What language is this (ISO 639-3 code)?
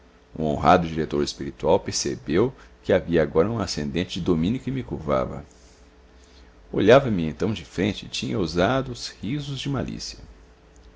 por